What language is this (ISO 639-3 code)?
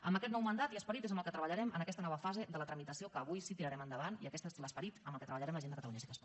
cat